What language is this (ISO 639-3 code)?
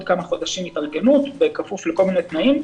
heb